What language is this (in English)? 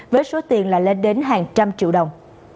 Vietnamese